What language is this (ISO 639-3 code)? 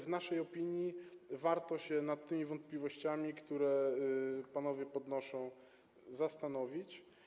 pol